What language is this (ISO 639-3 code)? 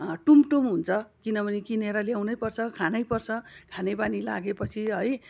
nep